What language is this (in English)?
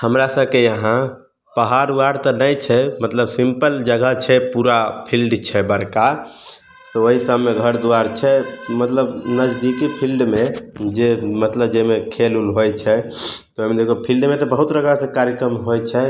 Maithili